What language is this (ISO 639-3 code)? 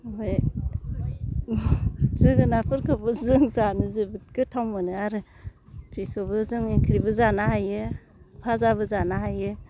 brx